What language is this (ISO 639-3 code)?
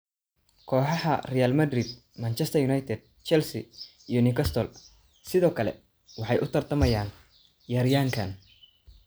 som